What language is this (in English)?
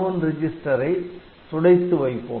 Tamil